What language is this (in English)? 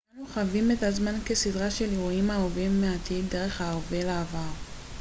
Hebrew